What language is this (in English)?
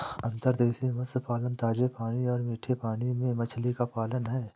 Hindi